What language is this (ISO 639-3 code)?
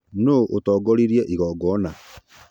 kik